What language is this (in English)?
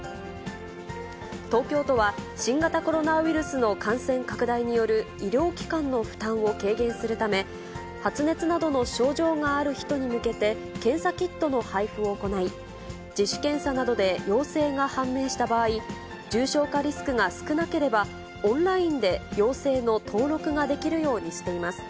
Japanese